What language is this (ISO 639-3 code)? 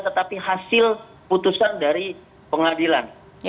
ind